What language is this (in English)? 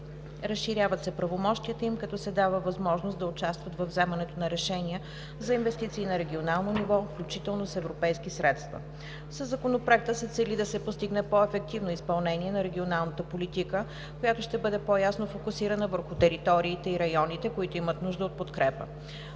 Bulgarian